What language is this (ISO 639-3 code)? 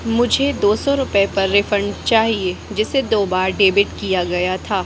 hin